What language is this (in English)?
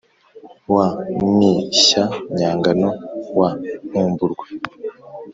Kinyarwanda